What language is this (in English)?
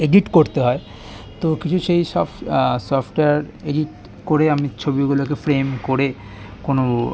Bangla